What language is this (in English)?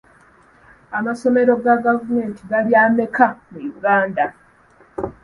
Ganda